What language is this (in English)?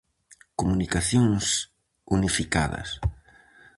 Galician